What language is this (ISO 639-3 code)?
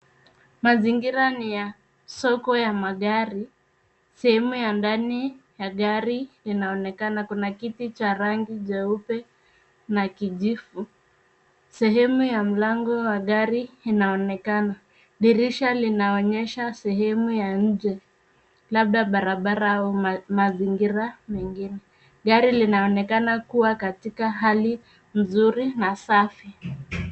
swa